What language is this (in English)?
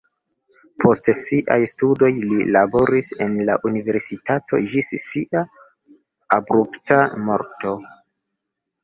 Esperanto